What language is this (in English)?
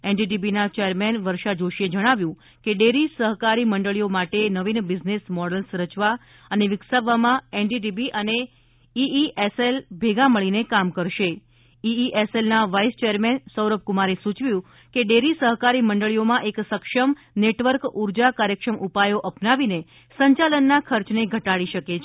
Gujarati